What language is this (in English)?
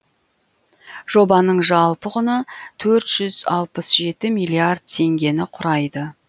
Kazakh